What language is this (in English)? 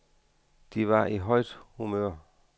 Danish